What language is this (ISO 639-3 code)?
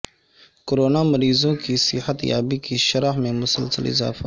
urd